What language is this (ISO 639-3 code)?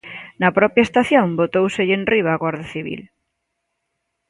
glg